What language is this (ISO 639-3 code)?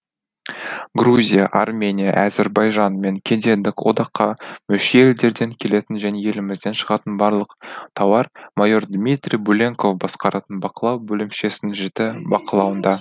kaz